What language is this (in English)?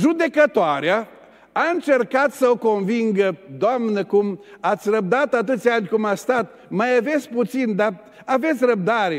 Romanian